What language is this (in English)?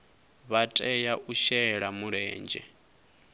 Venda